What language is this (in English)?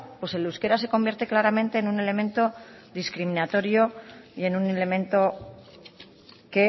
Spanish